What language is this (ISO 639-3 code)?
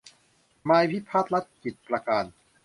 tha